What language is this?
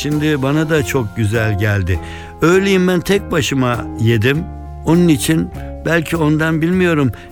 Turkish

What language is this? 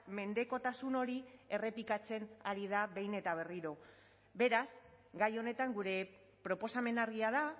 Basque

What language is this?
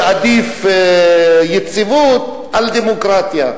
Hebrew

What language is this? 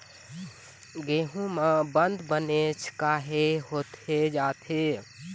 Chhattisgarhi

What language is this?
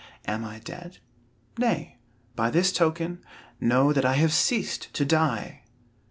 English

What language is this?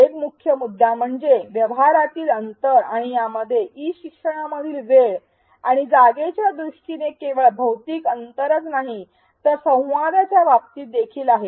Marathi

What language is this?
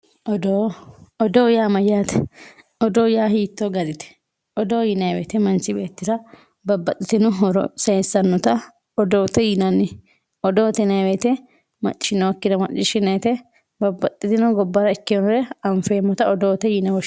Sidamo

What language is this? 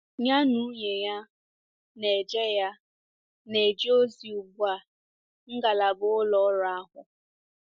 Igbo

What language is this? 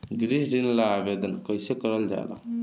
Bhojpuri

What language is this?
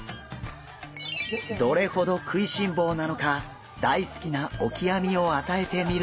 Japanese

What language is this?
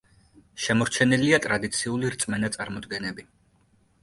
Georgian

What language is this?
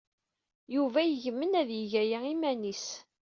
Kabyle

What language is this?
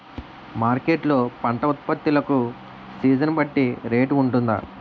Telugu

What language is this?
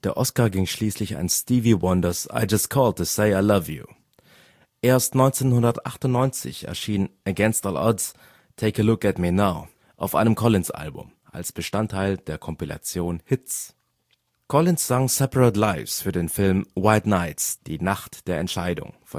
German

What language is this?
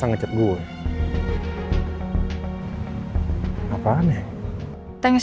Indonesian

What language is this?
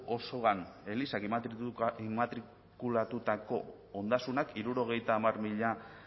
Basque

